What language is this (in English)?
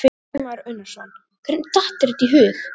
Icelandic